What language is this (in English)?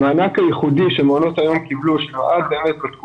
Hebrew